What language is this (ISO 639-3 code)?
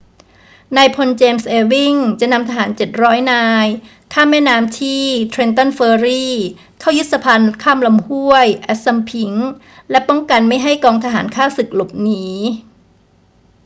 tha